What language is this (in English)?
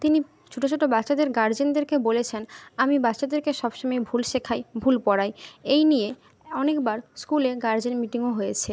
Bangla